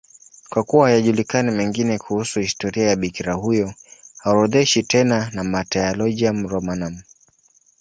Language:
Swahili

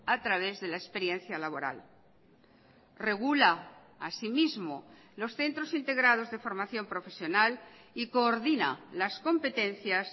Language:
Spanish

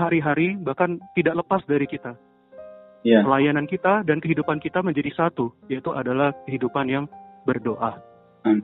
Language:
Indonesian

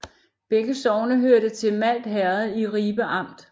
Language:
Danish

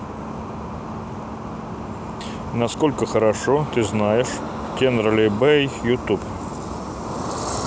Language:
Russian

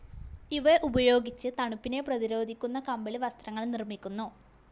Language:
Malayalam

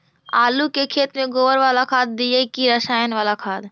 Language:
Magahi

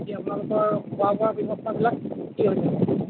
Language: Assamese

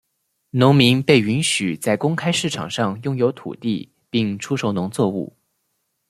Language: Chinese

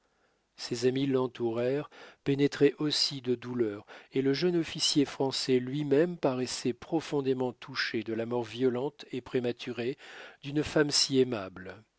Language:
French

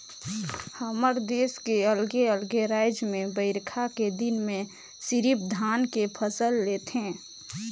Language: Chhattisgarhi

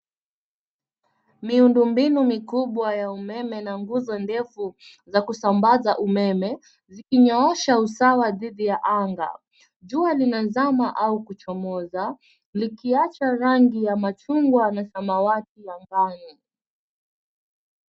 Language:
Swahili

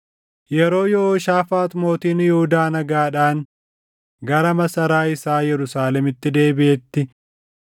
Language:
Oromo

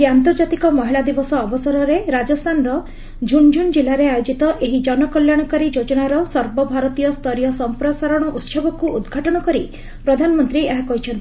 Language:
Odia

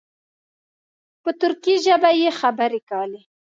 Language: Pashto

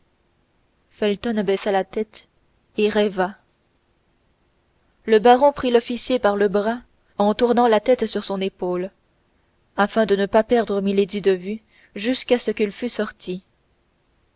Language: French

